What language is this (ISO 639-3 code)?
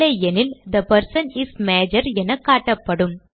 tam